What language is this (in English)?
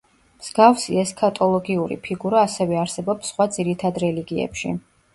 Georgian